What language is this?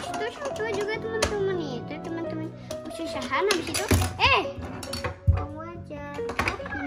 Indonesian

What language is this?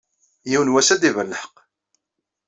Kabyle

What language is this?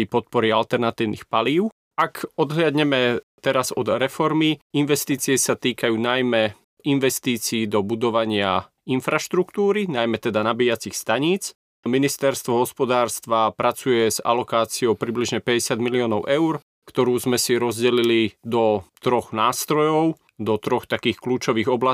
Slovak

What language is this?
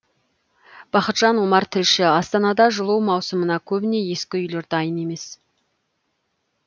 Kazakh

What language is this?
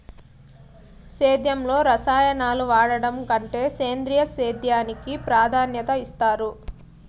Telugu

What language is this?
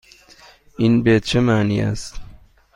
Persian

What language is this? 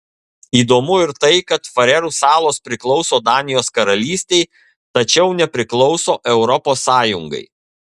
Lithuanian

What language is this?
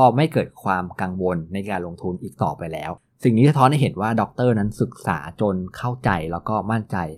Thai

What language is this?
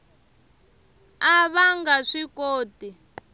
Tsonga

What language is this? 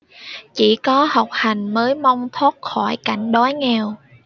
Vietnamese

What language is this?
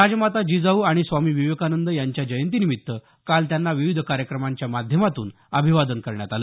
Marathi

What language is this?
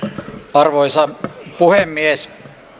Finnish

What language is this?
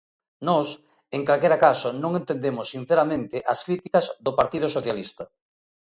Galician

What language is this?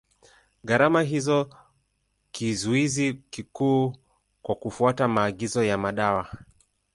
Swahili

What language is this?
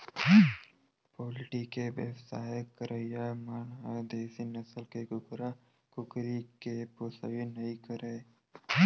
Chhattisgarhi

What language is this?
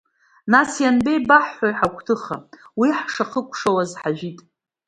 Abkhazian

